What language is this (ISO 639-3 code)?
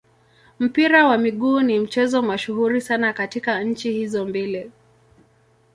swa